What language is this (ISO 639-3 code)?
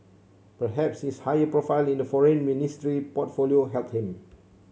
eng